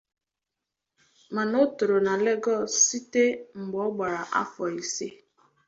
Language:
Igbo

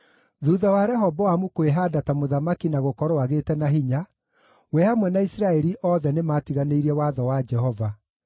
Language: Kikuyu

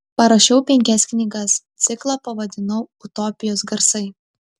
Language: Lithuanian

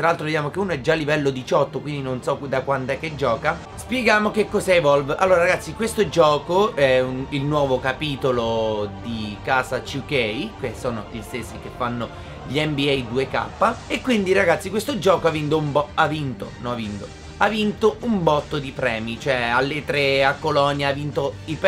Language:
Italian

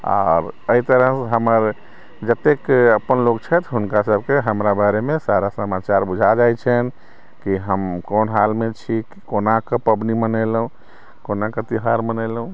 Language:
Maithili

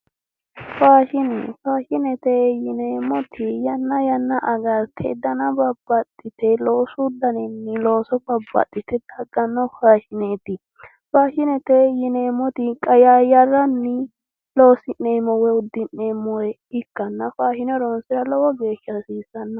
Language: Sidamo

